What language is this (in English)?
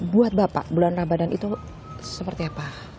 Indonesian